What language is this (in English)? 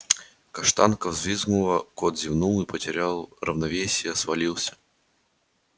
Russian